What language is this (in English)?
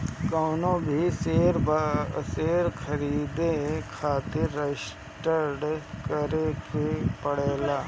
Bhojpuri